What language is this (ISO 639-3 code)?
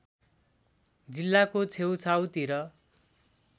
nep